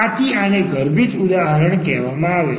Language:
Gujarati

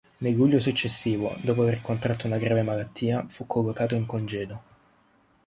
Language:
Italian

